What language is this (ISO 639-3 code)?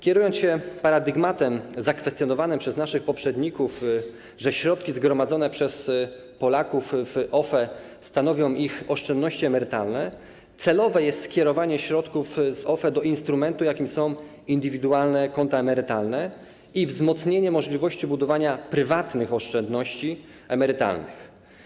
pol